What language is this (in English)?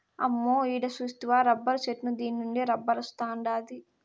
Telugu